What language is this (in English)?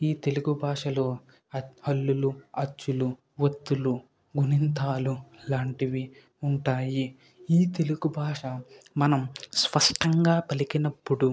Telugu